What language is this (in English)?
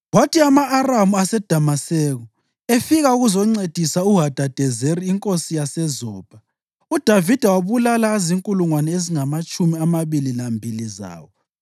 North Ndebele